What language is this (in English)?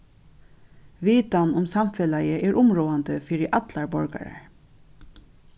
Faroese